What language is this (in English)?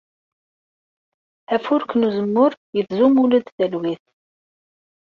Kabyle